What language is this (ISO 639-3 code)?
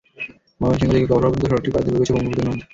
ben